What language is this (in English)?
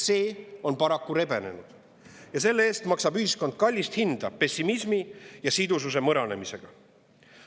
Estonian